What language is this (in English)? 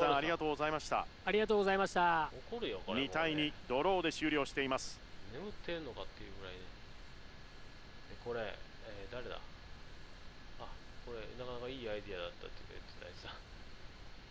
Japanese